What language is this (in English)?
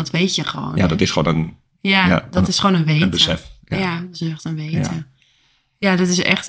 Dutch